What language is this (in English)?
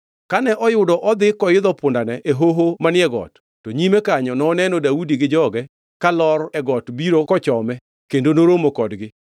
Luo (Kenya and Tanzania)